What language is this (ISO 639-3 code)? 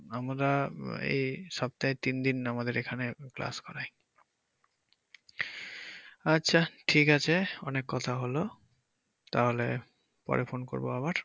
ben